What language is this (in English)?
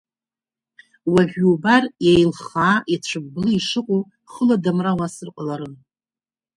Abkhazian